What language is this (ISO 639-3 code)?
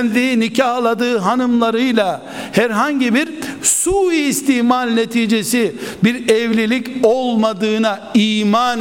tur